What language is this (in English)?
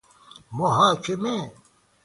Persian